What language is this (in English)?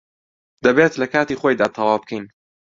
Central Kurdish